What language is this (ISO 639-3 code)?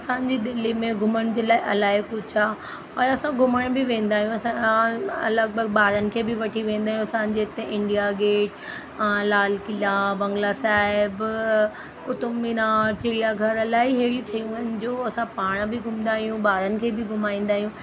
snd